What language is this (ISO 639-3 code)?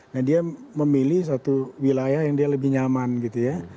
ind